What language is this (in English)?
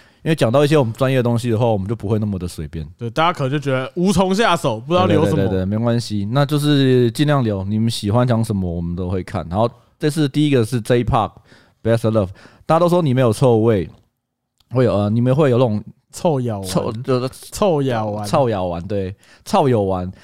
Chinese